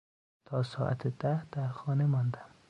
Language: Persian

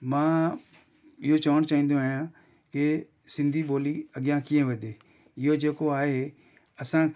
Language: Sindhi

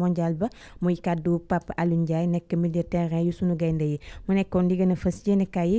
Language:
Arabic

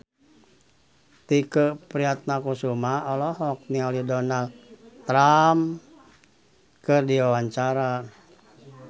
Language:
Sundanese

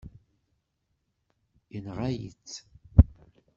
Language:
Kabyle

